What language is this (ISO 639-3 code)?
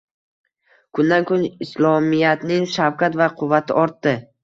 uzb